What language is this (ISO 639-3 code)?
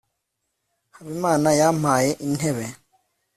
kin